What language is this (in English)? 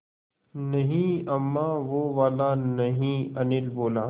Hindi